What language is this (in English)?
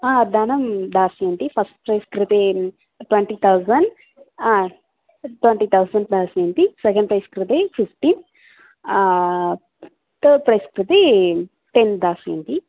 Sanskrit